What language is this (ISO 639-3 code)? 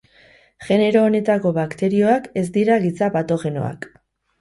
eus